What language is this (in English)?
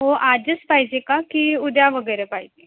Marathi